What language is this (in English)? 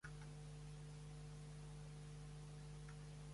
Spanish